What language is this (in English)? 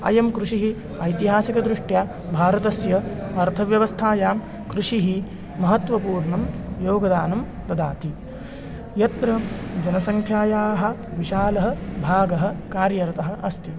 Sanskrit